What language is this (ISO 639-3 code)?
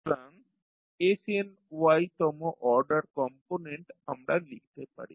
ben